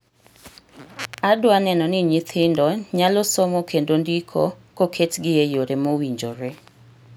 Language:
Luo (Kenya and Tanzania)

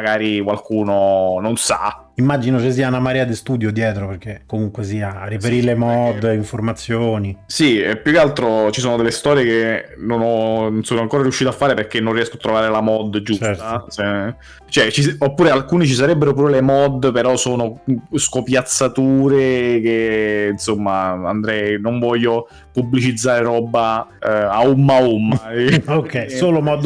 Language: Italian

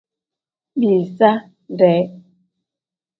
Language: Tem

